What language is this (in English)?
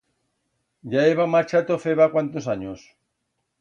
Aragonese